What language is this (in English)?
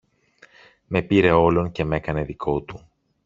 Greek